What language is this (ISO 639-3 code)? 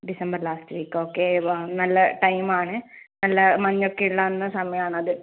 mal